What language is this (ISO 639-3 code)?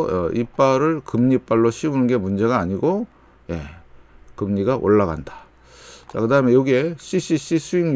kor